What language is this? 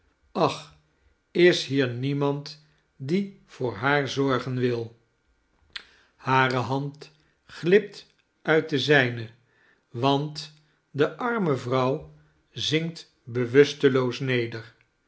Dutch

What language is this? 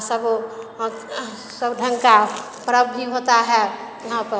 Hindi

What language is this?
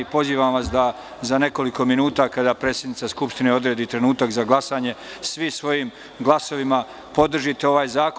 Serbian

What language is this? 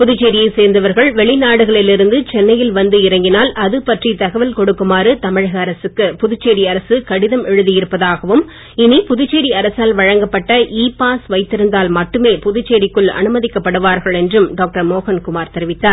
Tamil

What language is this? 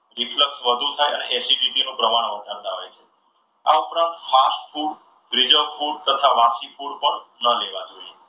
Gujarati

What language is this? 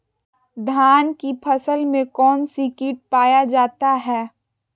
Magahi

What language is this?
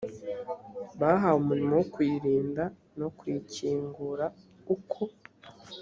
Kinyarwanda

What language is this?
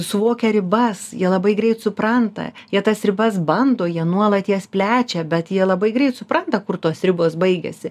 Lithuanian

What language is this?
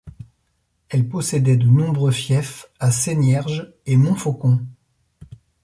French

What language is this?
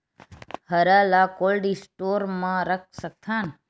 Chhattisgarhi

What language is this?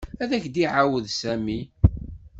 Kabyle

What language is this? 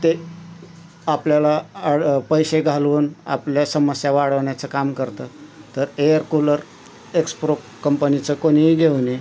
Marathi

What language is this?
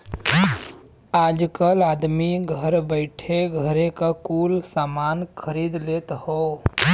Bhojpuri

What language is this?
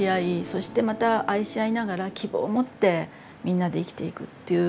Japanese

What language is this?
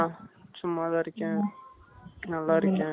Tamil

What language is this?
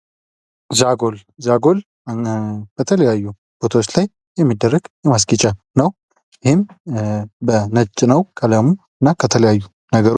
Amharic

